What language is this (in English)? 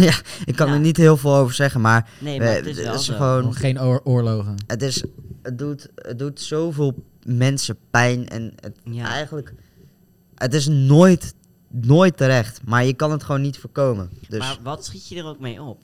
Dutch